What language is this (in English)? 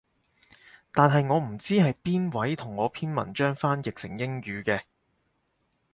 Cantonese